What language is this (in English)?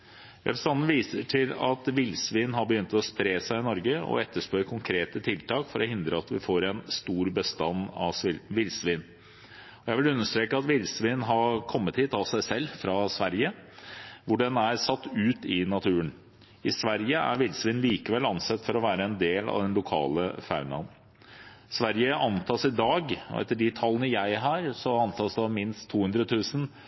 Norwegian Bokmål